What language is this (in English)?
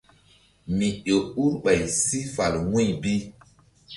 Mbum